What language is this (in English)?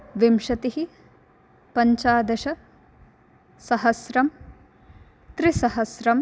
Sanskrit